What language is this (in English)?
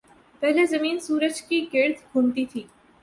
Urdu